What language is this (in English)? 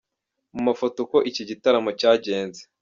Kinyarwanda